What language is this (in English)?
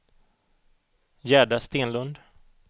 Swedish